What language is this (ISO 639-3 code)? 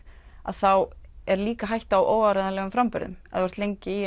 isl